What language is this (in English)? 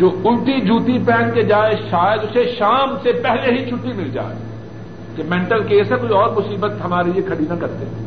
Urdu